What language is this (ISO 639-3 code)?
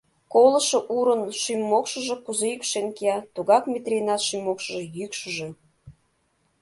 chm